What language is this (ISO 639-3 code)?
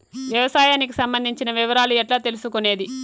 tel